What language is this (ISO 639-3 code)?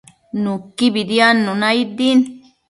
mcf